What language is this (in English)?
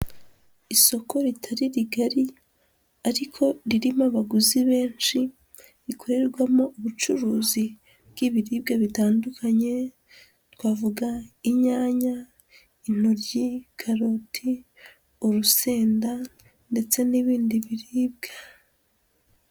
Kinyarwanda